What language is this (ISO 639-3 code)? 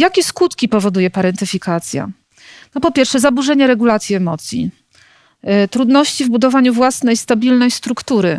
pol